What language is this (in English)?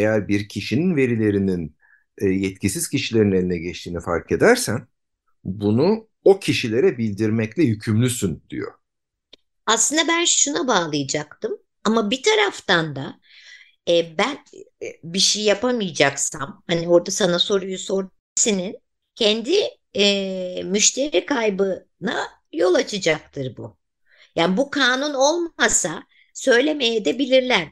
Turkish